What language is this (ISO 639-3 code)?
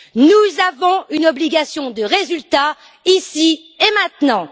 fra